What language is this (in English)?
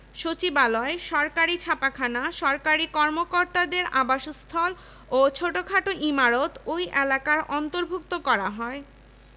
Bangla